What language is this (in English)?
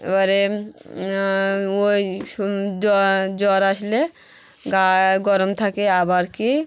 Bangla